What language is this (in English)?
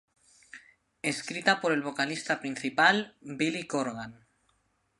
Spanish